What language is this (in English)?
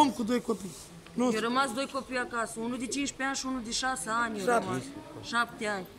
Romanian